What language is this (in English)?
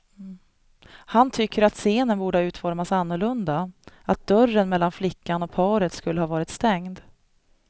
Swedish